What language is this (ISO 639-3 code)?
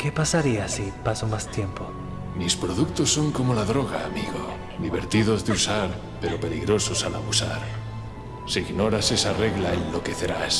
spa